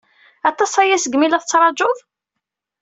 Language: Kabyle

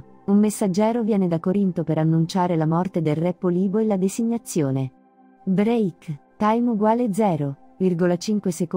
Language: Italian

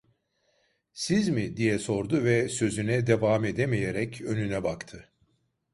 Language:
Turkish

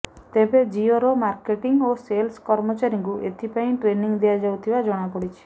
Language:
Odia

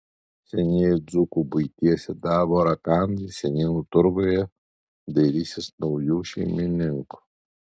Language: Lithuanian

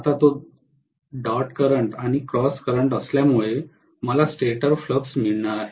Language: Marathi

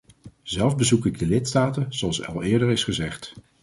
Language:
Dutch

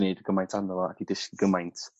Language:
Welsh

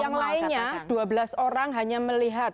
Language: Indonesian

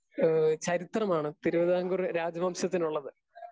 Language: Malayalam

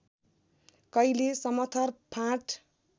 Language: Nepali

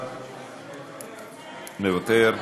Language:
Hebrew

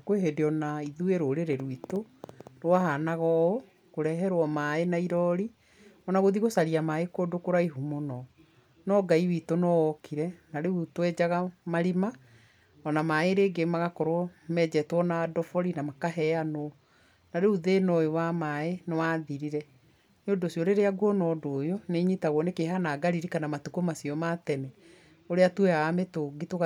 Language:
Kikuyu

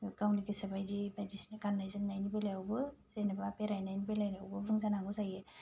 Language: Bodo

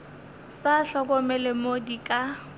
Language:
Northern Sotho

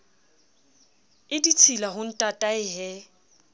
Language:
Southern Sotho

